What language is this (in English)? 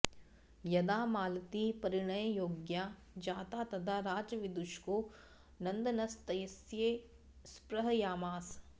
Sanskrit